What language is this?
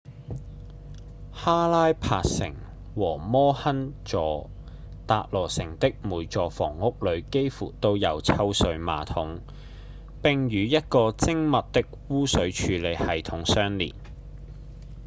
Cantonese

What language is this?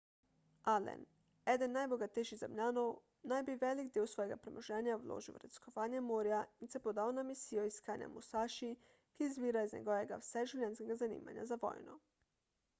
Slovenian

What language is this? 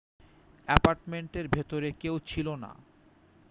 Bangla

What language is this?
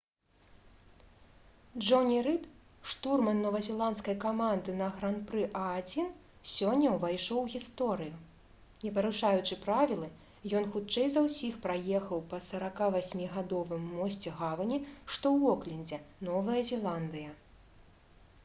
Belarusian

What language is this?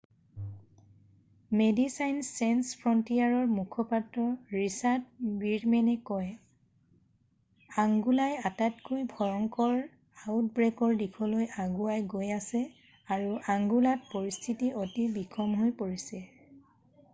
Assamese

